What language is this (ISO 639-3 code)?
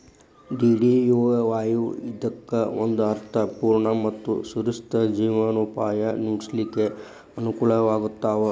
kan